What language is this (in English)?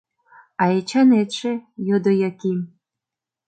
Mari